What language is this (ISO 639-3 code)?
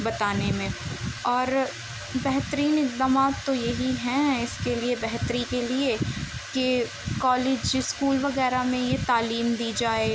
urd